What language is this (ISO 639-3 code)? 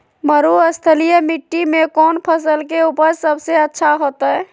mag